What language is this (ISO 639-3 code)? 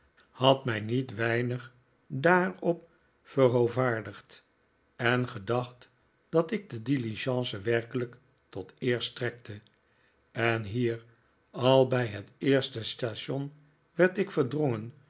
nld